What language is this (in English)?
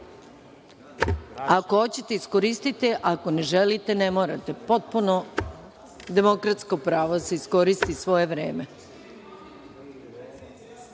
Serbian